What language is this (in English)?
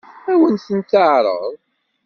Kabyle